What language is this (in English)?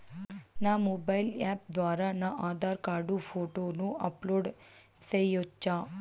Telugu